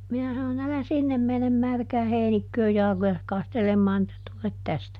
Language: Finnish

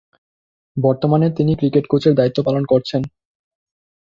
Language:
Bangla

